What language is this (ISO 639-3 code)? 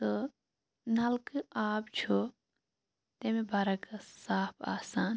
kas